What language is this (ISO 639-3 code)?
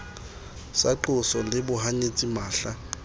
sot